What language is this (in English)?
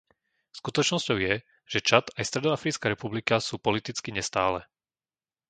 Slovak